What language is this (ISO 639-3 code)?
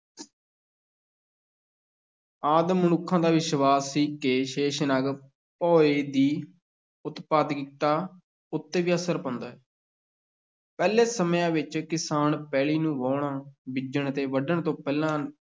pan